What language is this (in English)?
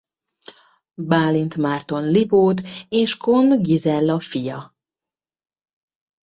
Hungarian